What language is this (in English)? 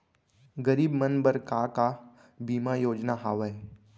Chhattisgarhi